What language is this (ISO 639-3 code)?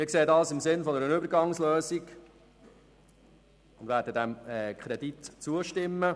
gsw